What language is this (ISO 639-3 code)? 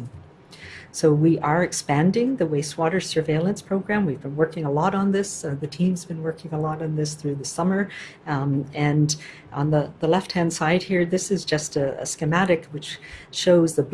eng